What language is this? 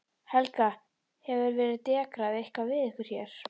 Icelandic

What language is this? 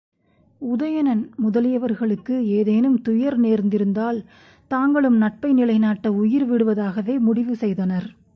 Tamil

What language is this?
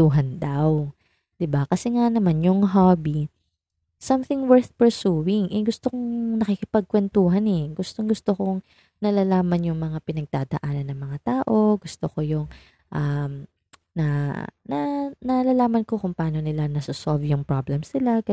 Filipino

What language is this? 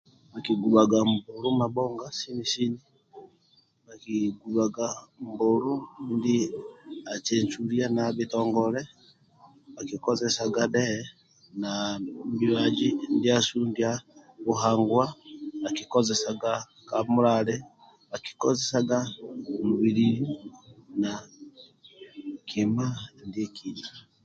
Amba (Uganda)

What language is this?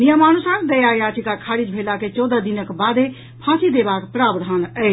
Maithili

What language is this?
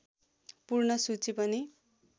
Nepali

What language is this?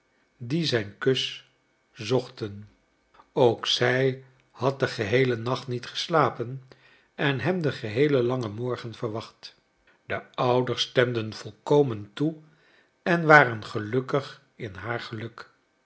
Dutch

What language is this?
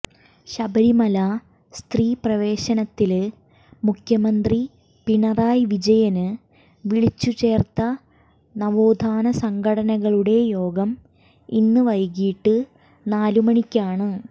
Malayalam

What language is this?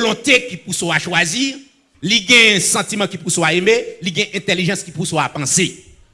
French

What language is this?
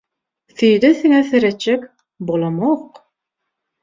Turkmen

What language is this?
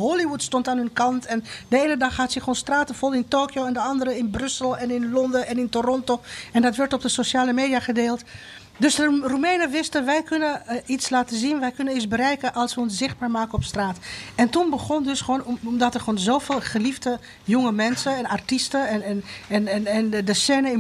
Dutch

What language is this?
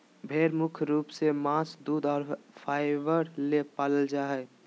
Magahi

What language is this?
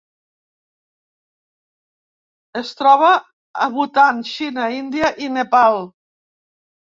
Catalan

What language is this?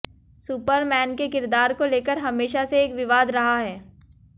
Hindi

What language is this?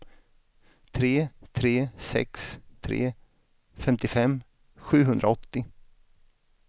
Swedish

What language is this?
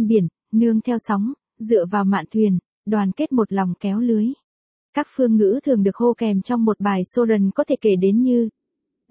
Vietnamese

